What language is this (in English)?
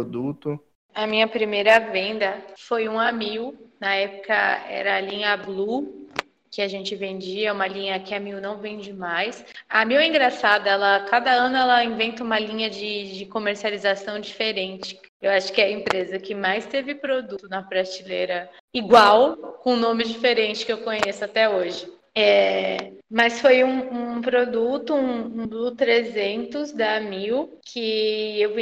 Portuguese